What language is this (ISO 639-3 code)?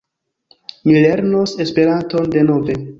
epo